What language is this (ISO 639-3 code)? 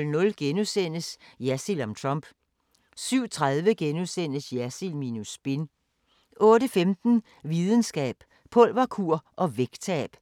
dan